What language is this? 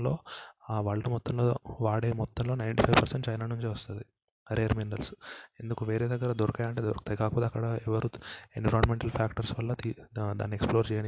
Telugu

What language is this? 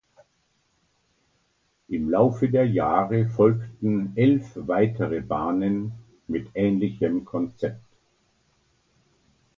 German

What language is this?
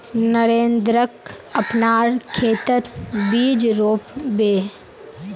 Magahi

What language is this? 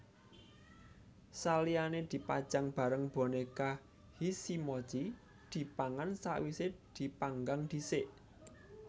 Javanese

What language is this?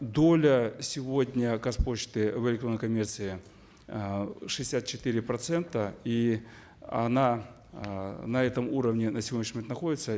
Kazakh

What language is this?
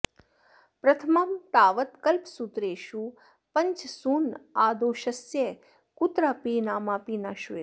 Sanskrit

